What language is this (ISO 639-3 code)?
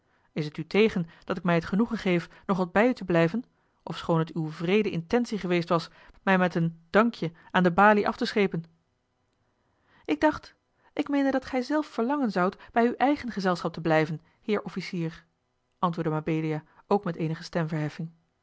nld